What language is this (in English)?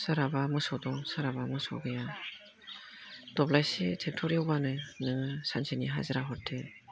Bodo